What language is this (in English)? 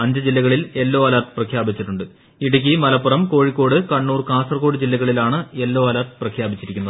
Malayalam